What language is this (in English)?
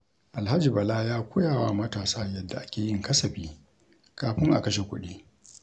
Hausa